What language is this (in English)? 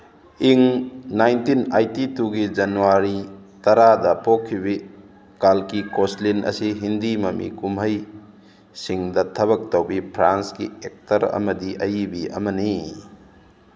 Manipuri